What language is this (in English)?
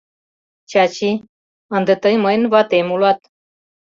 Mari